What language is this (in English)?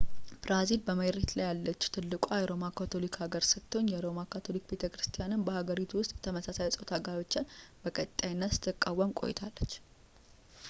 Amharic